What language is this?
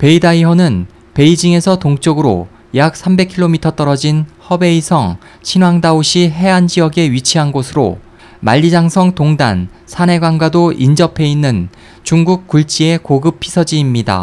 Korean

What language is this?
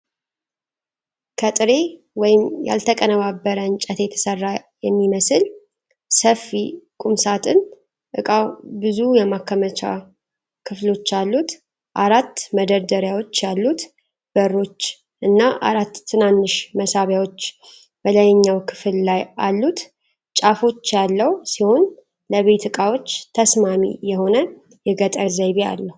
Amharic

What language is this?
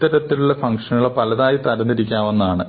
Malayalam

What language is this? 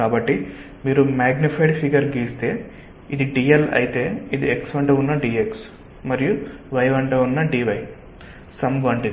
Telugu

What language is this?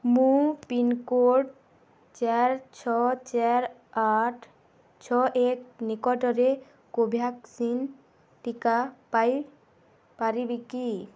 Odia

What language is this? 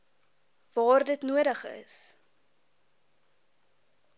Afrikaans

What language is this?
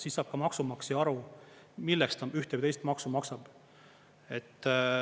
Estonian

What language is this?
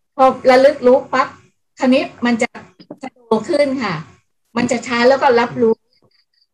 Thai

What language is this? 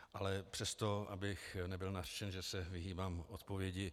Czech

